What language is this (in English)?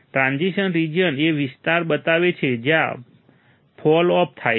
Gujarati